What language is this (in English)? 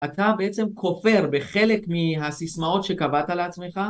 Hebrew